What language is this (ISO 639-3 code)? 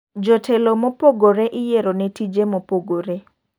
luo